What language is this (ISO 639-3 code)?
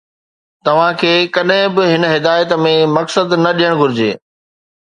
snd